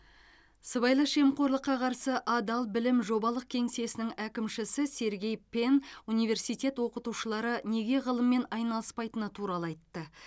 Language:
Kazakh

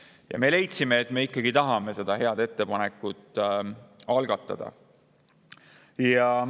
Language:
Estonian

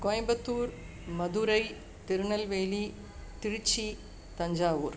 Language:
Sanskrit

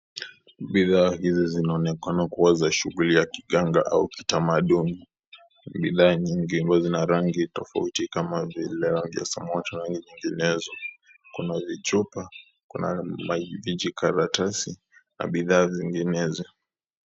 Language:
Swahili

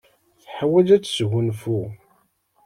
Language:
Kabyle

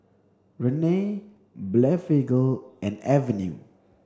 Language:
English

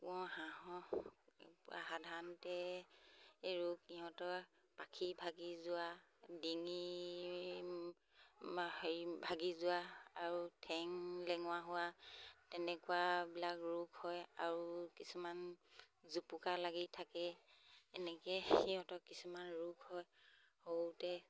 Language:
Assamese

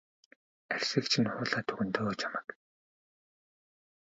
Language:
Mongolian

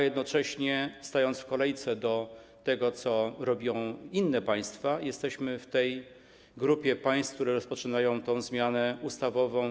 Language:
Polish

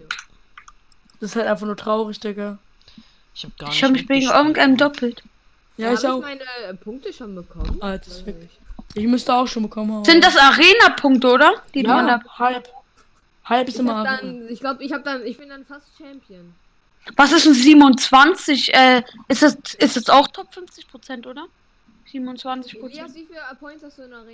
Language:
German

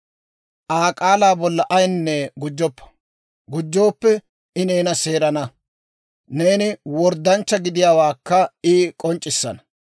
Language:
Dawro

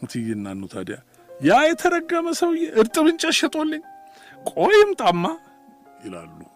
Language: Amharic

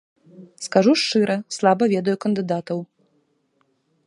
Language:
Belarusian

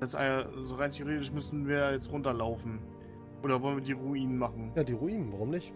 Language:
German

